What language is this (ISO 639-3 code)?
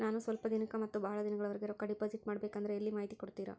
kan